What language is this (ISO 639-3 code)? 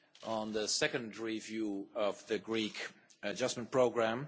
eng